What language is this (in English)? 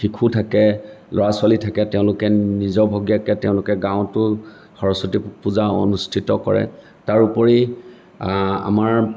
Assamese